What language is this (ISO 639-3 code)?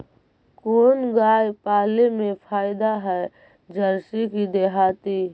mag